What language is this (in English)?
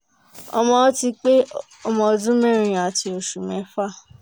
Yoruba